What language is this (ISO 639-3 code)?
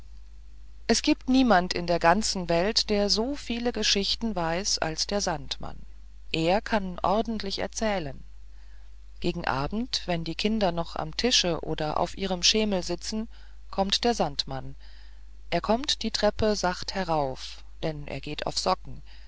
deu